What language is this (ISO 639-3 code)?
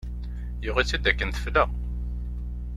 kab